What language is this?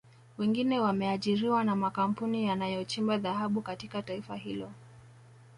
Swahili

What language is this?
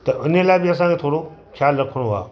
Sindhi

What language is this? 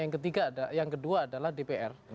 Indonesian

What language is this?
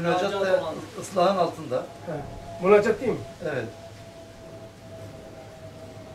Turkish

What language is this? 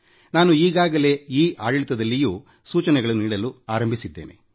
Kannada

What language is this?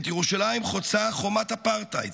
Hebrew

